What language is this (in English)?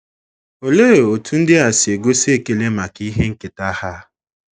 Igbo